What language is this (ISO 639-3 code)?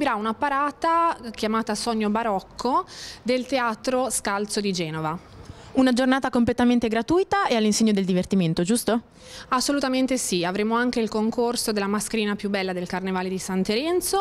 ita